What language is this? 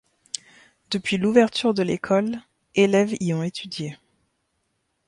French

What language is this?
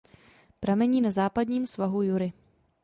Czech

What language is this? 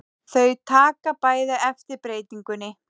Icelandic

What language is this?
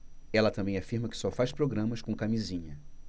Portuguese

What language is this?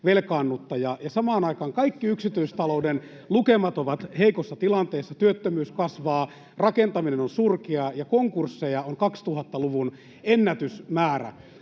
Finnish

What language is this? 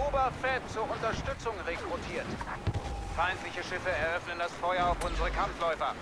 German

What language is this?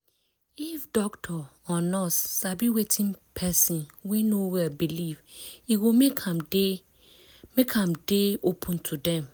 Nigerian Pidgin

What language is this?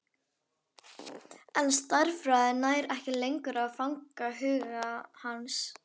Icelandic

